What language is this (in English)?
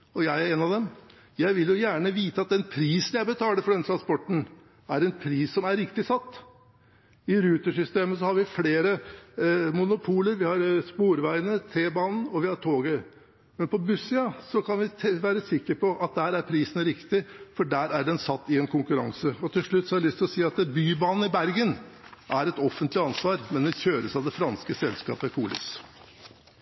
Norwegian Bokmål